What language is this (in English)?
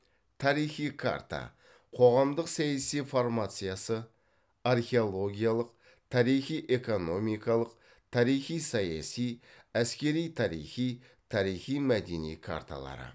Kazakh